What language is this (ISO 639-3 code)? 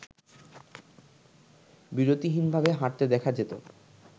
ben